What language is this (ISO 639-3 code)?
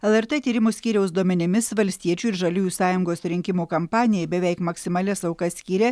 lit